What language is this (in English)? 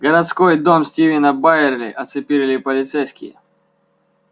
Russian